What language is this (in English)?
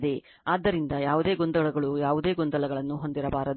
Kannada